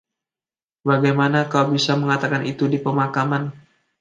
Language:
Indonesian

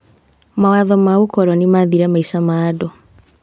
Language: Kikuyu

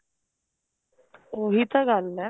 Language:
Punjabi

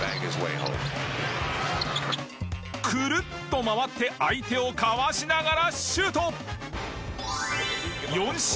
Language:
Japanese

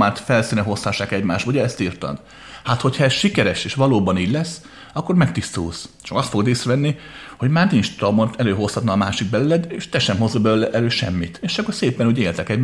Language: Hungarian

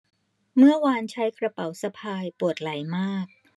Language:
Thai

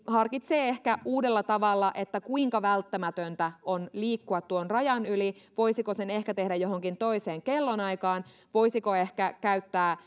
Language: Finnish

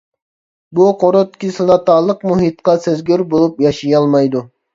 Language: Uyghur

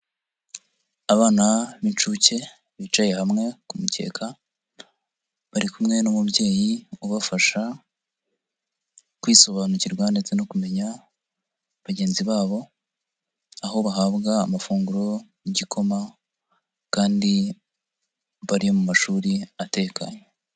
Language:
Kinyarwanda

